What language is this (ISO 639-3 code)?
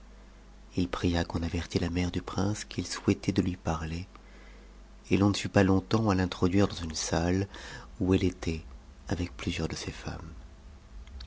fra